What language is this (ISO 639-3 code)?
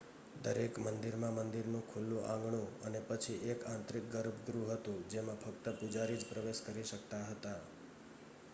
guj